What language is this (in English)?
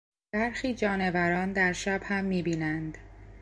Persian